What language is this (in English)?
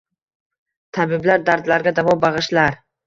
Uzbek